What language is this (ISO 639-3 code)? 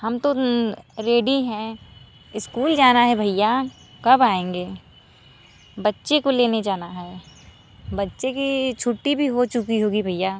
hin